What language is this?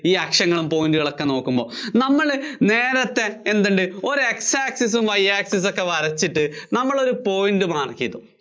Malayalam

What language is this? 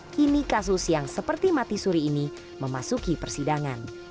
Indonesian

